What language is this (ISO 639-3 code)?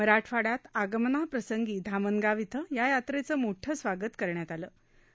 mar